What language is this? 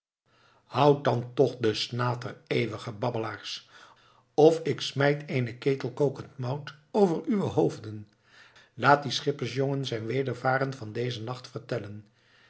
Dutch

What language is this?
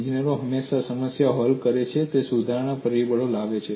Gujarati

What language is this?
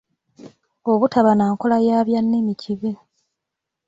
Ganda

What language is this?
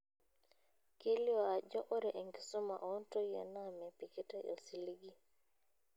Masai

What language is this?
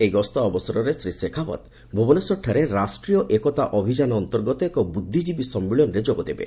Odia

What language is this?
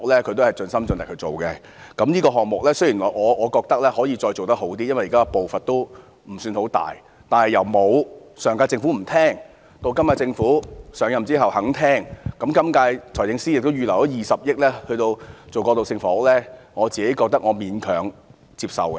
Cantonese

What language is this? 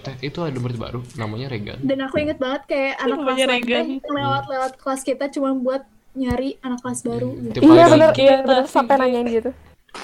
Indonesian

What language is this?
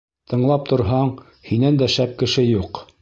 Bashkir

